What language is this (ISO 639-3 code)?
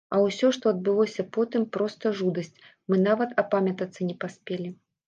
bel